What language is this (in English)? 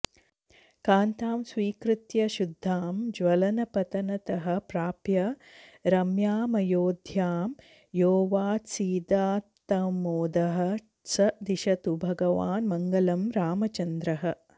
Sanskrit